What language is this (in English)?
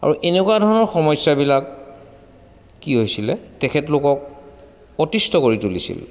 Assamese